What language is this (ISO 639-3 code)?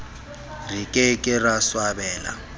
sot